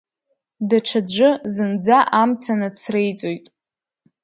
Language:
Abkhazian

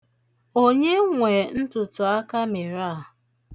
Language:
Igbo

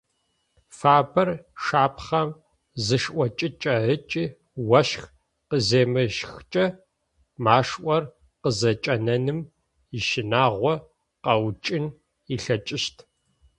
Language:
Adyghe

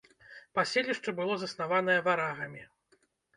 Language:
Belarusian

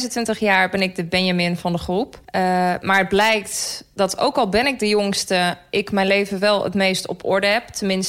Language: Dutch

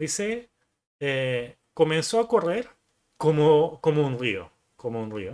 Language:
Spanish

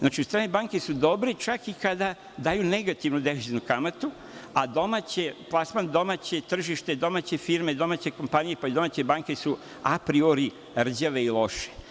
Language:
Serbian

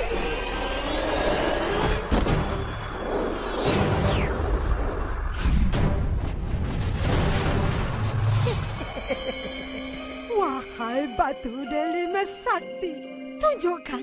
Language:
Malay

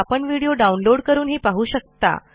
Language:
Marathi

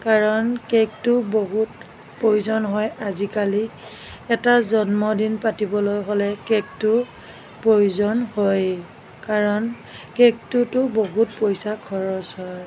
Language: Assamese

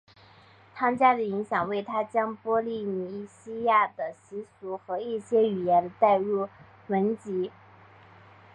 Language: Chinese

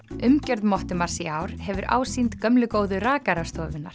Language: Icelandic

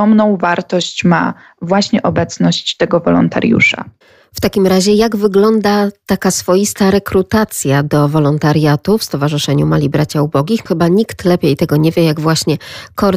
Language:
Polish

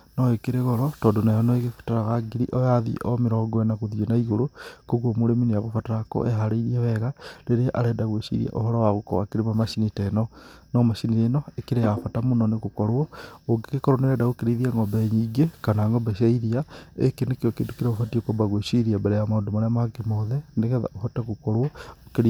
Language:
Kikuyu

